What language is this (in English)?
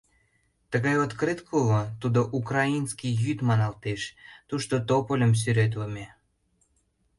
Mari